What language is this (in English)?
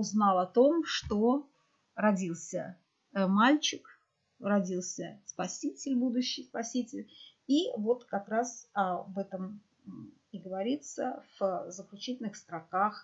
Russian